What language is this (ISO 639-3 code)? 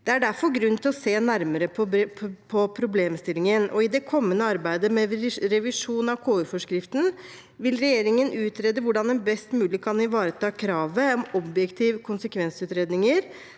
nor